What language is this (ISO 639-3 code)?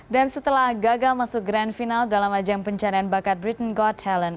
ind